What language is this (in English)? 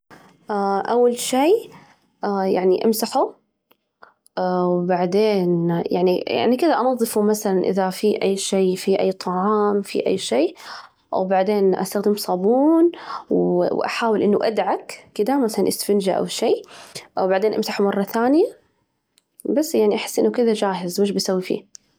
Najdi Arabic